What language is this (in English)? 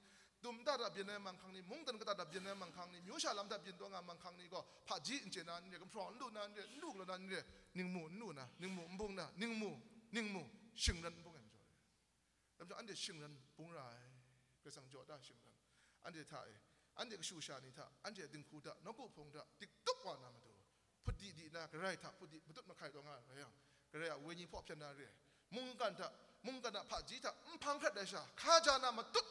Arabic